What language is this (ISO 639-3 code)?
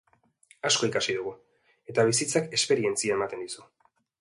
eus